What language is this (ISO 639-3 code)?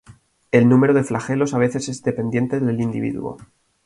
spa